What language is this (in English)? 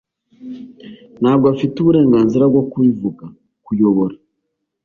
Kinyarwanda